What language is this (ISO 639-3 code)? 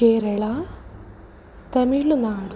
san